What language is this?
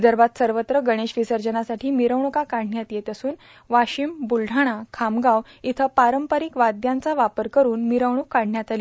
Marathi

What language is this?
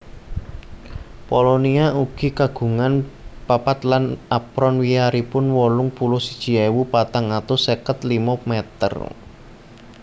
Javanese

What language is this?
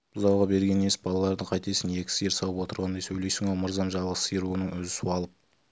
Kazakh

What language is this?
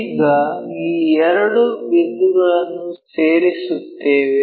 Kannada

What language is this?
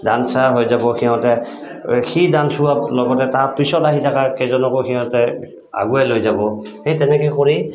Assamese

